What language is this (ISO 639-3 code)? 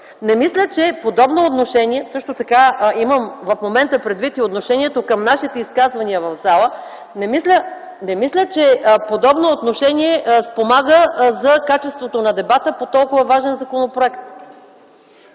bul